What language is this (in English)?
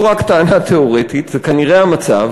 Hebrew